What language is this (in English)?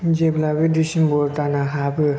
Bodo